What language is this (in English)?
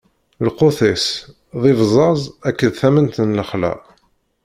Kabyle